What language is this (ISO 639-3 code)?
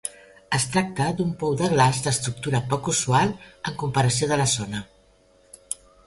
cat